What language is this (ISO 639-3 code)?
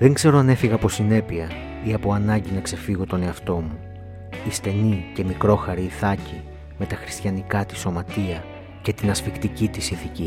ell